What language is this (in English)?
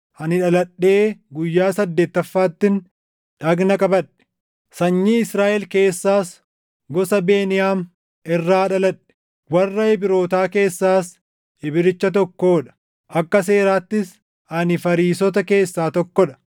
Oromo